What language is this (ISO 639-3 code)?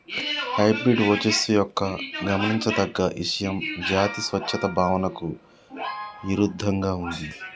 tel